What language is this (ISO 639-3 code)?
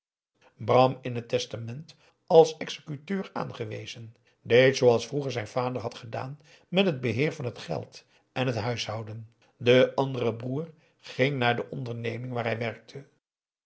nld